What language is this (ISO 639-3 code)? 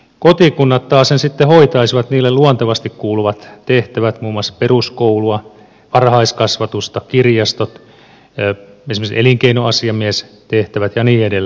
fin